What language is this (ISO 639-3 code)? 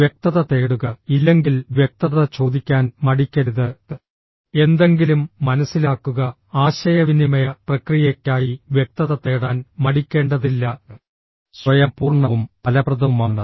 mal